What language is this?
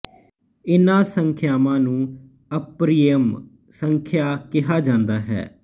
Punjabi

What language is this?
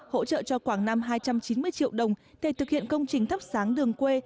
Vietnamese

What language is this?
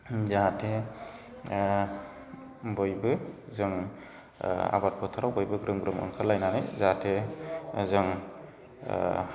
Bodo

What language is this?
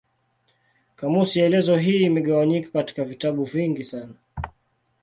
Swahili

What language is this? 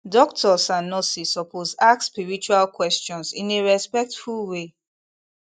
Nigerian Pidgin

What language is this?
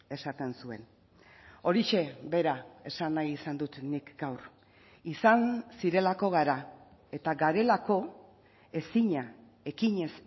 Basque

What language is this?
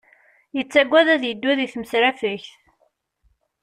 Kabyle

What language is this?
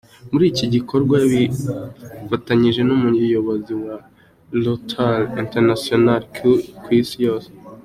Kinyarwanda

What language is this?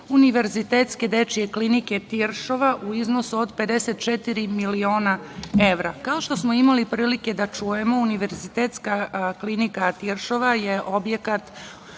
Serbian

